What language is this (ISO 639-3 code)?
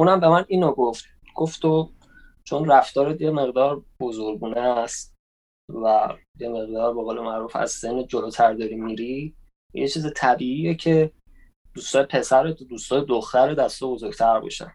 fas